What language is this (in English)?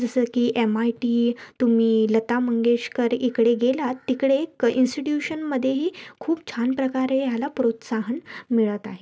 Marathi